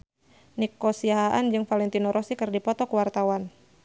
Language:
Sundanese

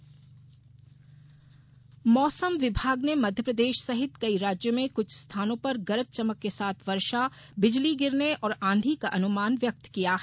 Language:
Hindi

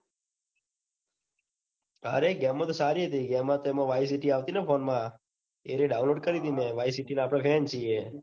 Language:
Gujarati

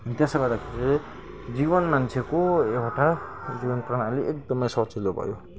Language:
Nepali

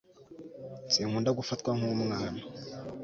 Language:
Kinyarwanda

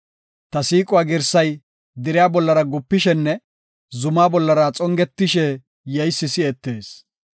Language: Gofa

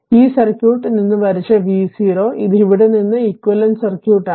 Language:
Malayalam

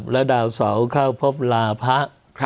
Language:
Thai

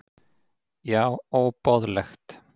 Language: Icelandic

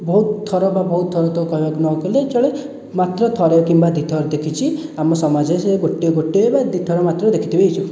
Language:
Odia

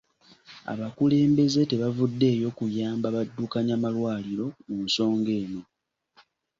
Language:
Ganda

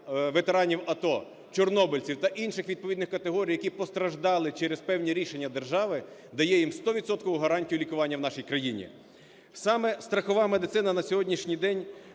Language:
Ukrainian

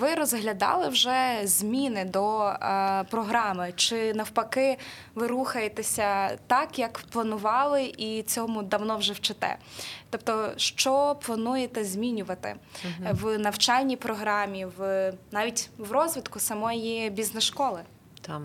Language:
Ukrainian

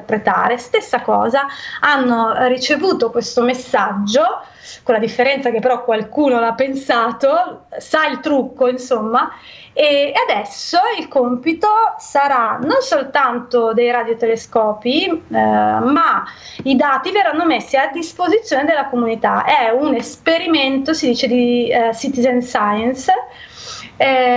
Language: Italian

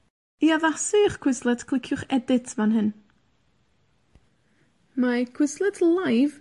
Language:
Welsh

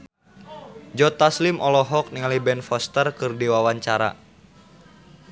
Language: Sundanese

